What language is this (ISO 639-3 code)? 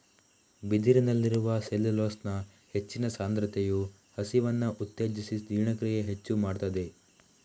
kan